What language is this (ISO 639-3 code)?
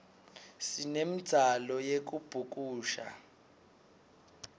ssw